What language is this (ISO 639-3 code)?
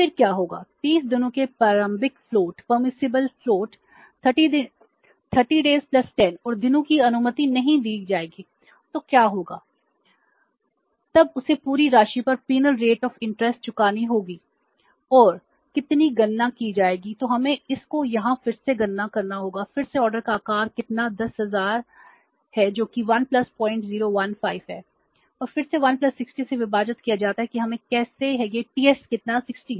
hin